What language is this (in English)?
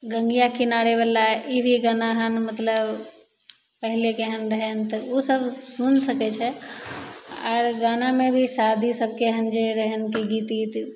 Maithili